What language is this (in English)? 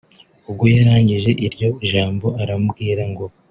Kinyarwanda